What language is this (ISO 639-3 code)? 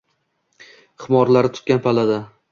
uzb